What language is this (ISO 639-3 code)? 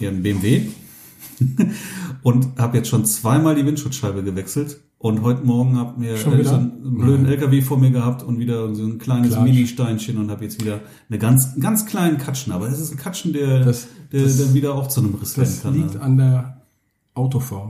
deu